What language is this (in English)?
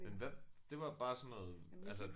Danish